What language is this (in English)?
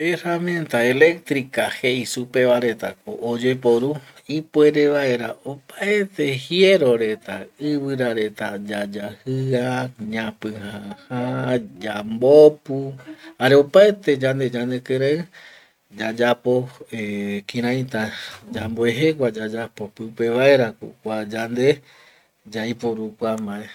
Eastern Bolivian Guaraní